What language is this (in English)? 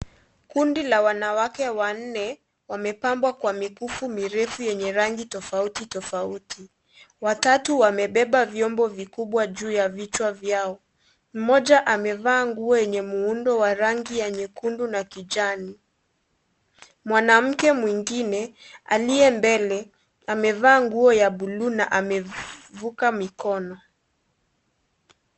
Swahili